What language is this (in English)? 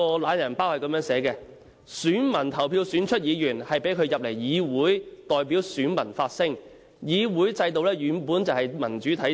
Cantonese